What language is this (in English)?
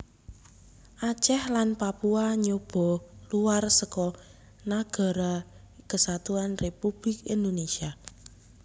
Javanese